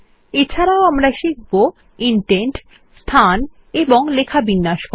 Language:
Bangla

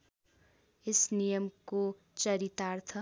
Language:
Nepali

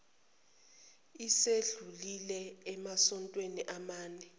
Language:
Zulu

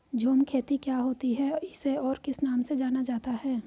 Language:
Hindi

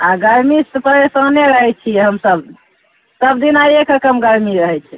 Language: Maithili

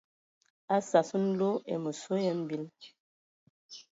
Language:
Ewondo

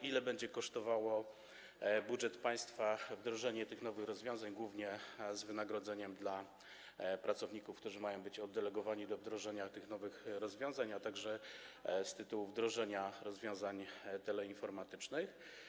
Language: Polish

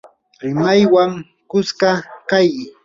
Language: Yanahuanca Pasco Quechua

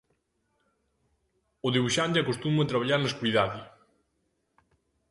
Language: Galician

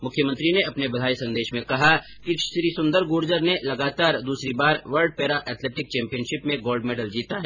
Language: Hindi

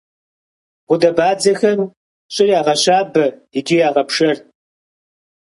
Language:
Kabardian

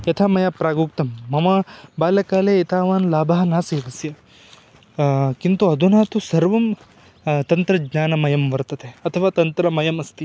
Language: Sanskrit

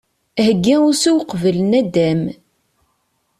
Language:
Kabyle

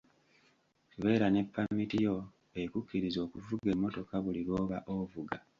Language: Ganda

